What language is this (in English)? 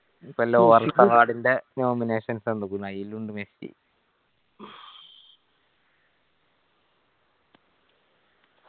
Malayalam